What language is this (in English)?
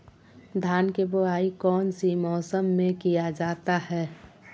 Magahi